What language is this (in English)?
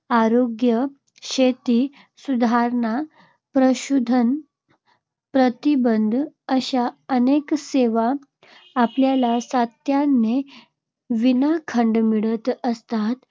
Marathi